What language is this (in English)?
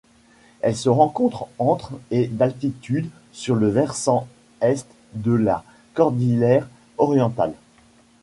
French